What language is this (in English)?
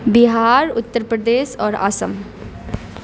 Urdu